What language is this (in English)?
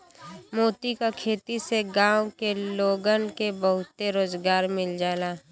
Bhojpuri